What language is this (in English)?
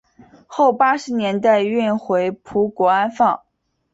Chinese